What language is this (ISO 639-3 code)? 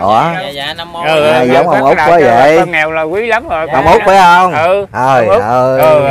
vie